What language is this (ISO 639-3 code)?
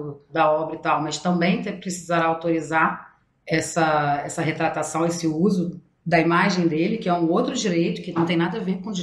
por